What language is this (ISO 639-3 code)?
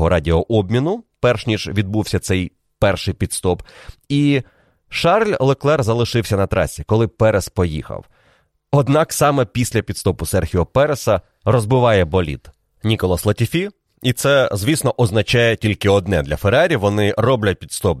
ukr